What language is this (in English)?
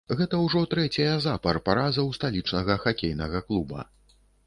Belarusian